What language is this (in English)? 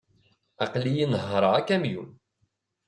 Kabyle